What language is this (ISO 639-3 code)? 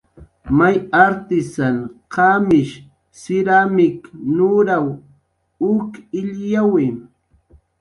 jqr